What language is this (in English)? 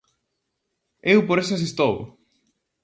Galician